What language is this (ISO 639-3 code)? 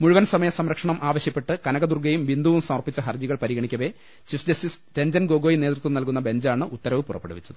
mal